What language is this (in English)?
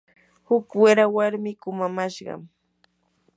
Yanahuanca Pasco Quechua